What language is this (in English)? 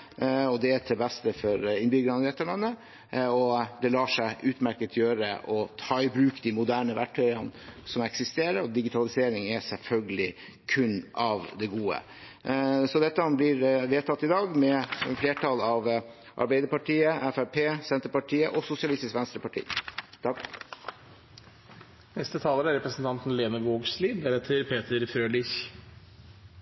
Norwegian